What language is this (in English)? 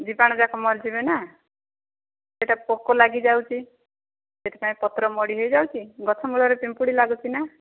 Odia